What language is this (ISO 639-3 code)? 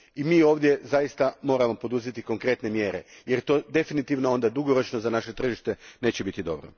hrv